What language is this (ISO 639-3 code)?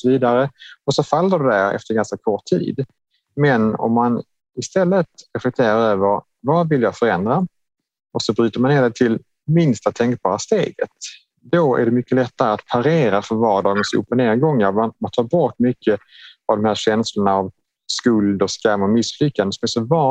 swe